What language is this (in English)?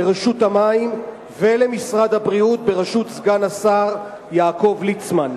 Hebrew